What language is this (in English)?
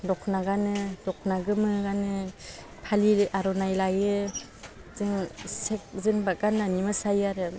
Bodo